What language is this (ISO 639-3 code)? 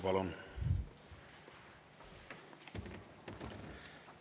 est